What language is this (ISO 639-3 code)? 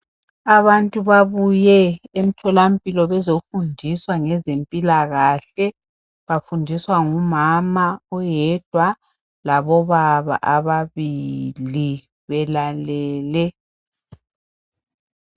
nde